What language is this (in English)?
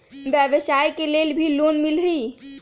Magahi